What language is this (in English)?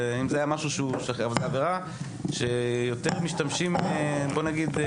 Hebrew